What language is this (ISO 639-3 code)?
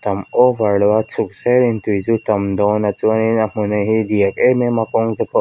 lus